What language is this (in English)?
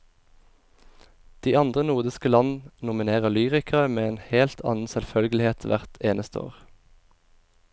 Norwegian